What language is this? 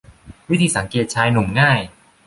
Thai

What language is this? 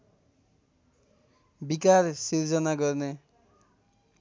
Nepali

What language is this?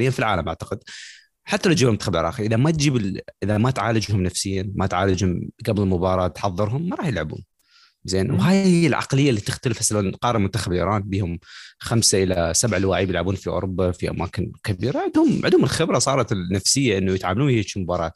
Arabic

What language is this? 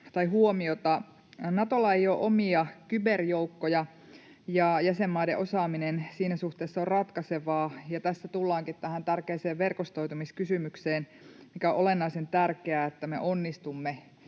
Finnish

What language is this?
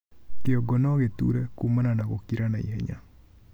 Kikuyu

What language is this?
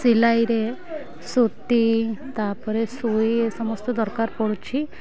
Odia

